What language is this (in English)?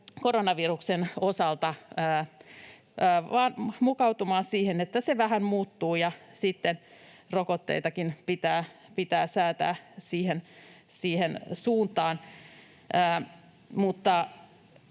Finnish